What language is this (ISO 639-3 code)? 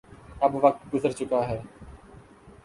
urd